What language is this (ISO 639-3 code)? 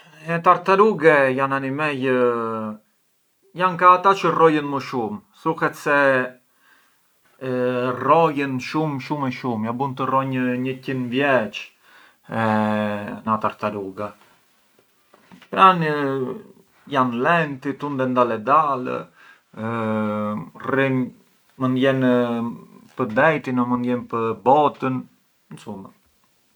aae